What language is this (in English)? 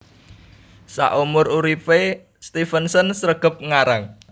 Javanese